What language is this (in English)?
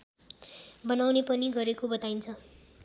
Nepali